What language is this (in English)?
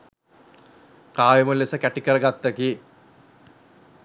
Sinhala